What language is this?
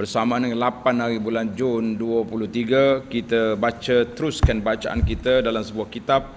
Malay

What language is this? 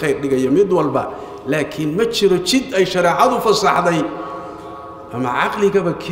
Arabic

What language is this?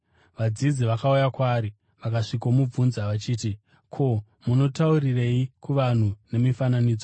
Shona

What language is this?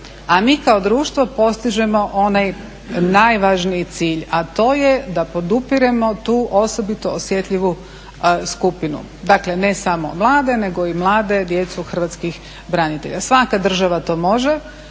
Croatian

